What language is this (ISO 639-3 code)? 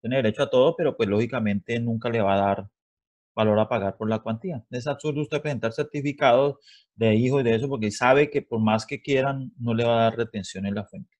spa